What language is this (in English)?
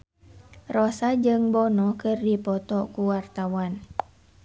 Sundanese